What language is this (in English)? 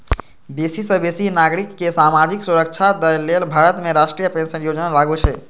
Maithili